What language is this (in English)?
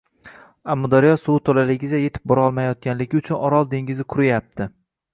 Uzbek